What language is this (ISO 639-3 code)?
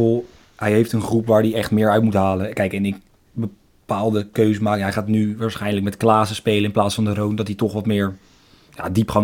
nld